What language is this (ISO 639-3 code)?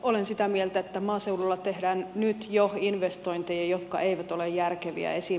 fin